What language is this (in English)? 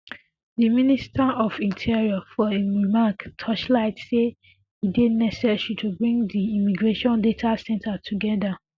Nigerian Pidgin